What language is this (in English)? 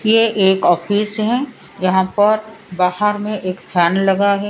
Hindi